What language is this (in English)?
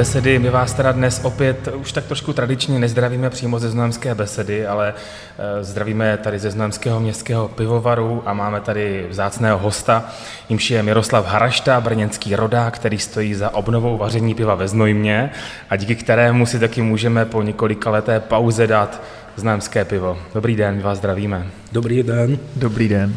Czech